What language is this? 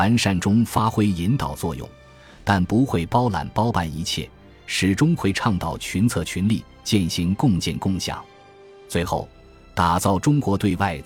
Chinese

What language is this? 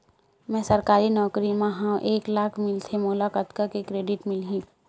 Chhattisgarhi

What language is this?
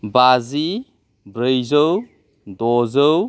Bodo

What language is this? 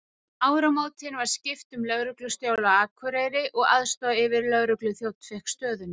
Icelandic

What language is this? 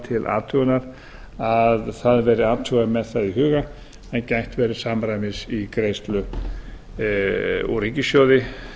Icelandic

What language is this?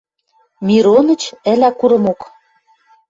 Western Mari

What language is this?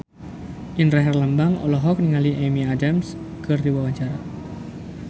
Sundanese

